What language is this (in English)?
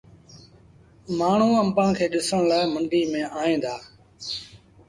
Sindhi Bhil